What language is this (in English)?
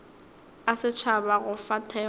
Northern Sotho